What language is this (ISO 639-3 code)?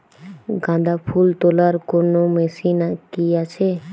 ben